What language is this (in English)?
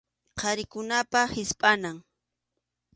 Arequipa-La Unión Quechua